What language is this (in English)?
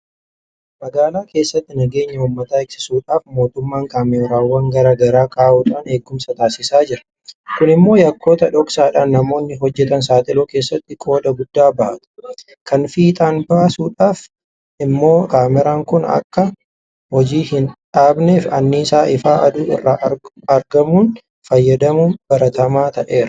Oromo